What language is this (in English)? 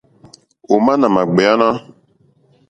Mokpwe